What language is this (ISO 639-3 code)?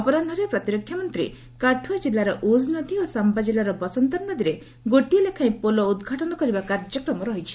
ori